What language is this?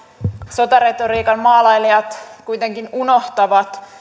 Finnish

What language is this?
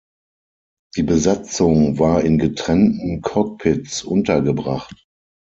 German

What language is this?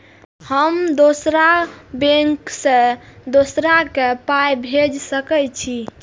Maithili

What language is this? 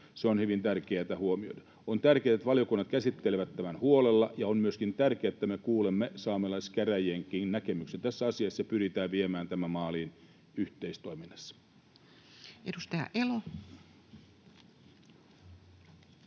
Finnish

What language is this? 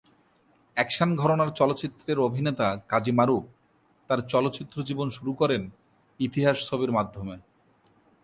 Bangla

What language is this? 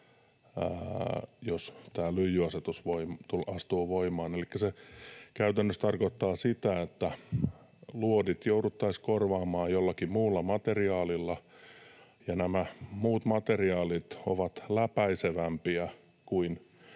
Finnish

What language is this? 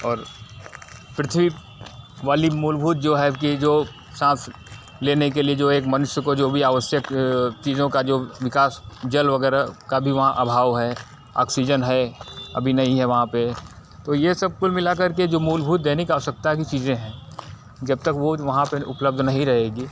Hindi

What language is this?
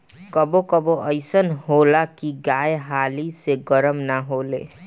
Bhojpuri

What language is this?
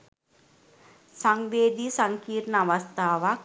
Sinhala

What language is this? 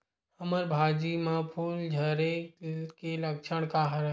Chhattisgarhi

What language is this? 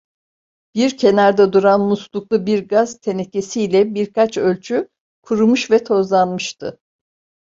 Turkish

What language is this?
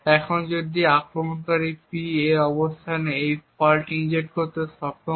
Bangla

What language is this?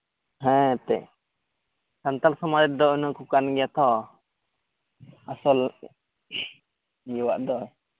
Santali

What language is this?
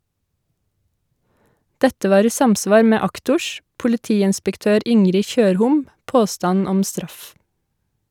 Norwegian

